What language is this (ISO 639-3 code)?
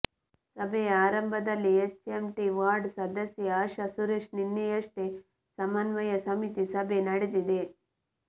kan